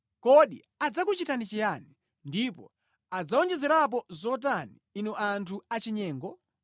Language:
Nyanja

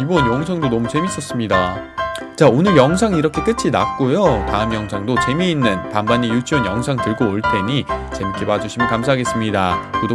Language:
Korean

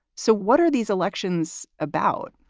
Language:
English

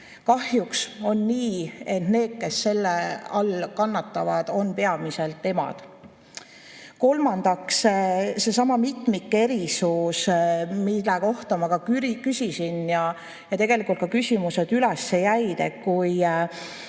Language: Estonian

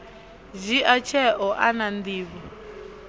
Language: Venda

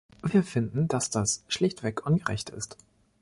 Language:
German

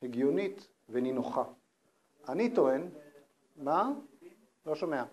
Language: Hebrew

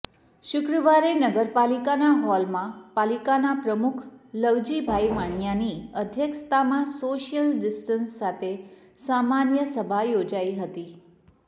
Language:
Gujarati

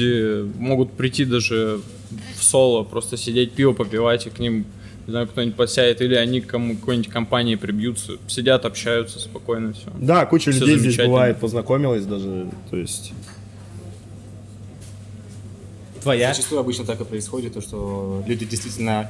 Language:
Russian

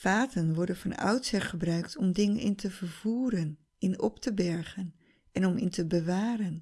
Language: Dutch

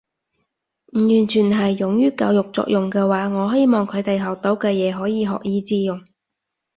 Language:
Cantonese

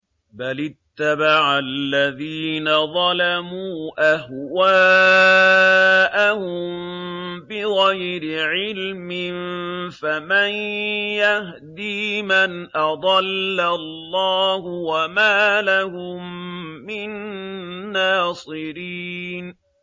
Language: Arabic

